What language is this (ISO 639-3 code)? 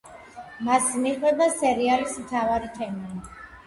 kat